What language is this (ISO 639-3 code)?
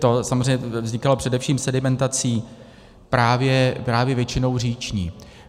ces